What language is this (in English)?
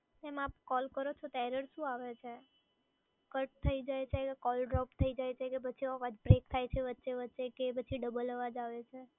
Gujarati